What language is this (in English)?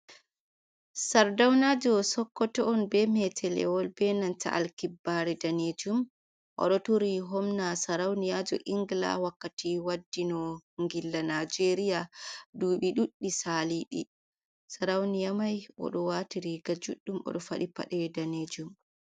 Fula